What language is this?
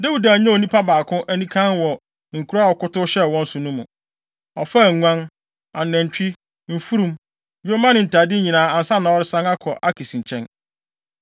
Akan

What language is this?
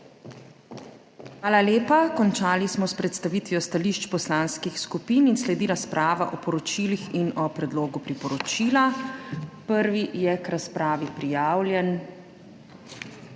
Slovenian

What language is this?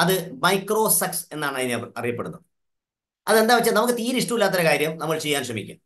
Malayalam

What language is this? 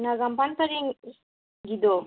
Manipuri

